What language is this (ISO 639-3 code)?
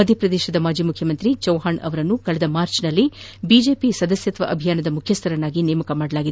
kan